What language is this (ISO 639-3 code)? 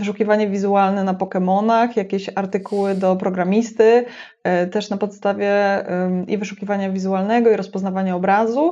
pol